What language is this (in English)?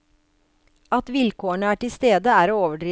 Norwegian